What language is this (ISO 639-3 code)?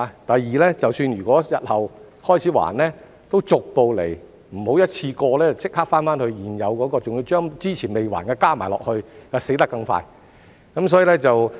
yue